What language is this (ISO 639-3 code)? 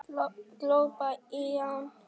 isl